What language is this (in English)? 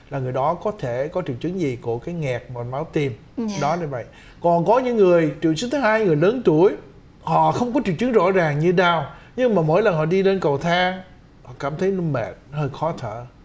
Vietnamese